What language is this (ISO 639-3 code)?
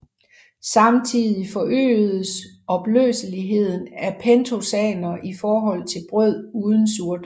dan